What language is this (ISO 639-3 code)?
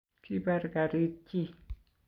kln